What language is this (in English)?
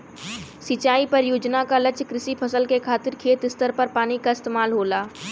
Bhojpuri